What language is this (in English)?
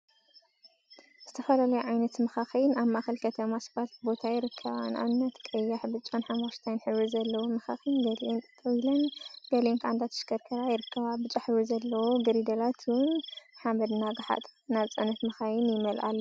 Tigrinya